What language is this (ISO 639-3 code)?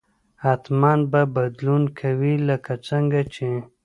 pus